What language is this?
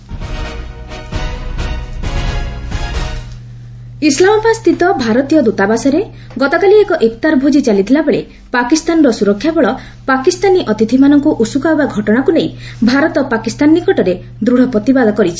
Odia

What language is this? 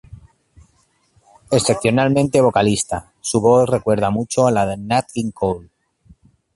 Spanish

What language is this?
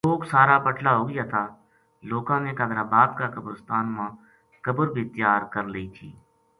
Gujari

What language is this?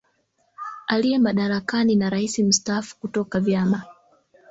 Swahili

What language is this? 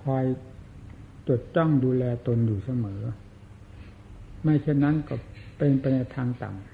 Thai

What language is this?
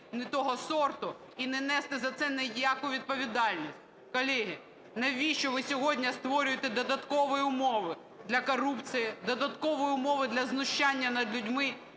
Ukrainian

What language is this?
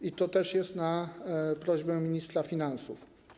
Polish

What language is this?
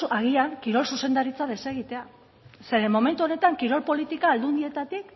Basque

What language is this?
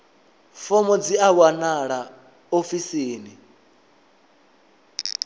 Venda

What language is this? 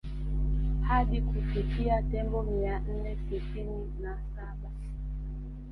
Swahili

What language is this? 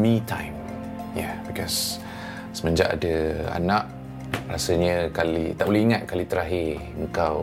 Malay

